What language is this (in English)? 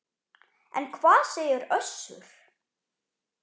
Icelandic